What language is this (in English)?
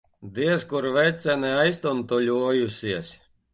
Latvian